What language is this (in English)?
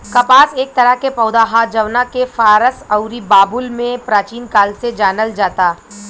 Bhojpuri